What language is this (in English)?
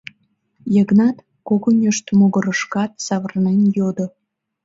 Mari